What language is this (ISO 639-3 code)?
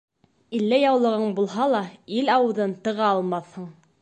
bak